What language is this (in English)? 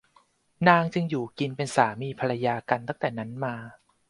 Thai